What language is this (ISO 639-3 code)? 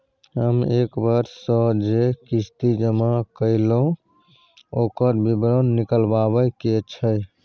mai